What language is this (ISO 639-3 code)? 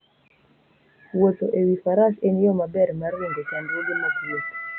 luo